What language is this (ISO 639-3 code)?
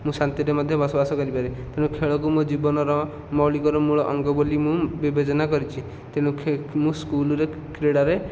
ori